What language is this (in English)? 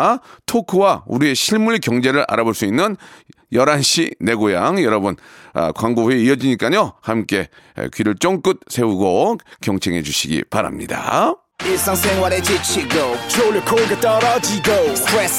Korean